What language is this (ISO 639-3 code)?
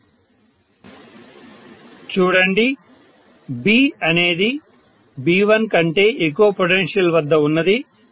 tel